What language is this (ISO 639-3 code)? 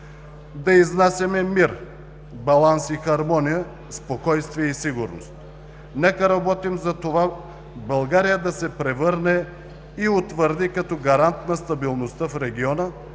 bul